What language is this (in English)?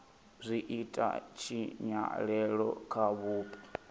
Venda